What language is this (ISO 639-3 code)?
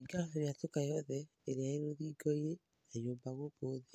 kik